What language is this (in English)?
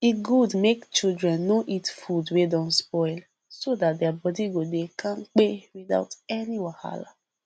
Nigerian Pidgin